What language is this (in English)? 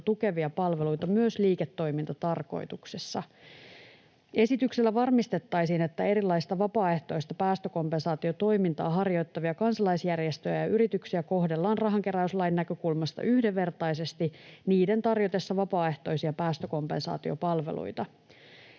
Finnish